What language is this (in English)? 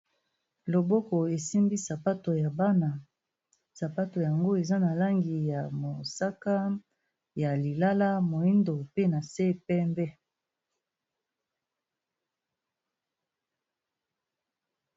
Lingala